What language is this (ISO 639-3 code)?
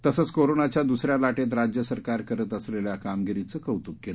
mar